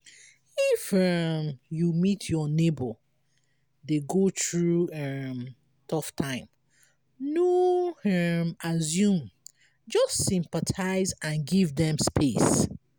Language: Nigerian Pidgin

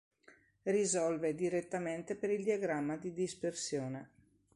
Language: Italian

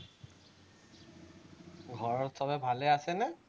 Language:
Assamese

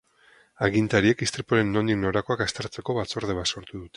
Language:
Basque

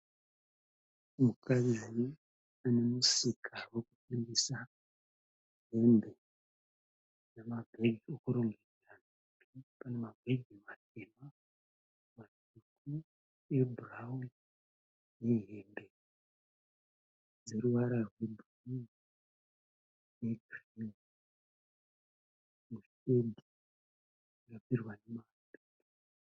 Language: Shona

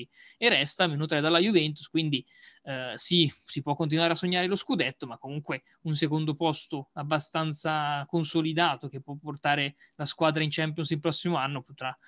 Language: Italian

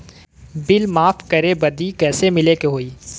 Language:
Bhojpuri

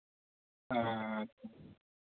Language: Santali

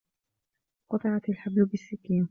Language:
Arabic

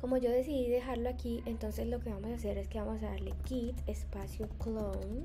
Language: Spanish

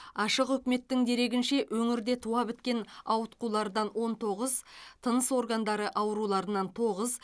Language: Kazakh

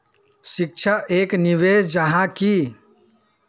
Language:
Magahi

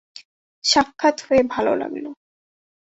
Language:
Bangla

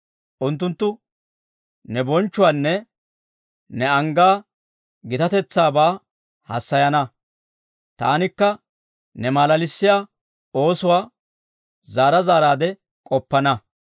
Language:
Dawro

